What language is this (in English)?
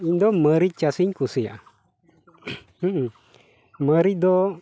Santali